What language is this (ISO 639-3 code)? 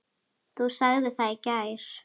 isl